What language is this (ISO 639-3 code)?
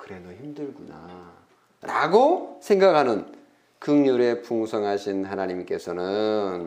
kor